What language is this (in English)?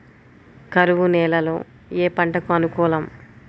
Telugu